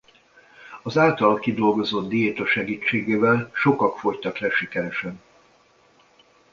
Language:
Hungarian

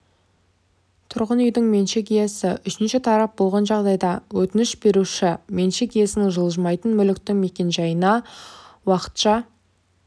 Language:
Kazakh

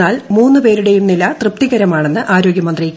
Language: Malayalam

